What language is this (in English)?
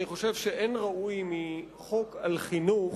Hebrew